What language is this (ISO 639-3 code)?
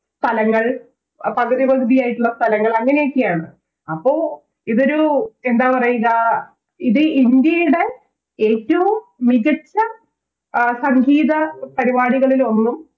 mal